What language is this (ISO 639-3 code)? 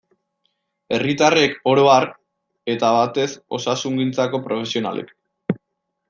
eus